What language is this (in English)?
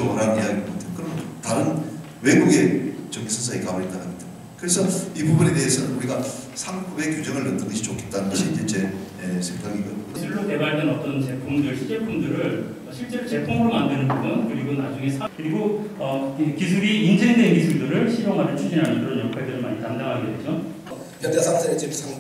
Korean